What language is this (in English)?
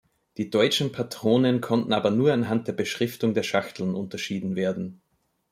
German